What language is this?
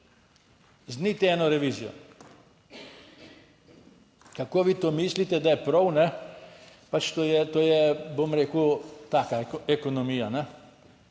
Slovenian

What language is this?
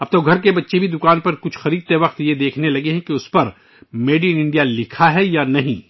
Urdu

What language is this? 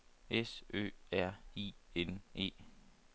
Danish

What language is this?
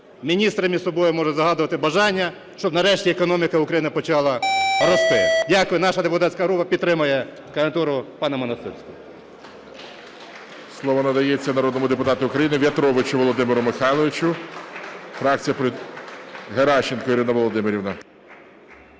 Ukrainian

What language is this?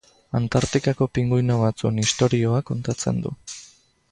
Basque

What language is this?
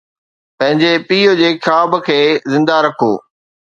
Sindhi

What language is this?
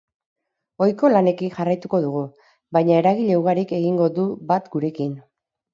Basque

